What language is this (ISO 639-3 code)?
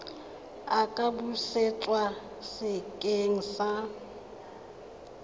tsn